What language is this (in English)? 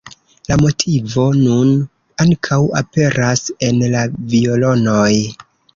Esperanto